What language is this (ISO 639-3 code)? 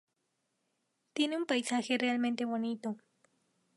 spa